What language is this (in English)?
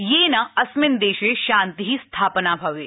Sanskrit